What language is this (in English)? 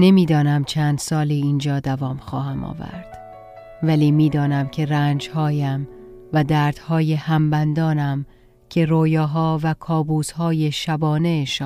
Persian